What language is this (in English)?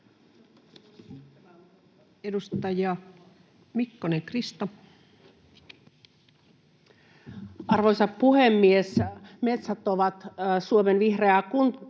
Finnish